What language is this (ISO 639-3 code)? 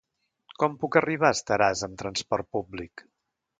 cat